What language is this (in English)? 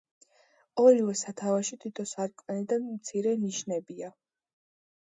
Georgian